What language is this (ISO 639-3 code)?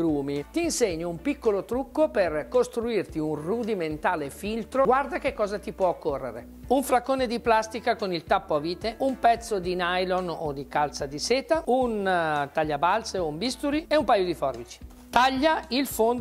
ita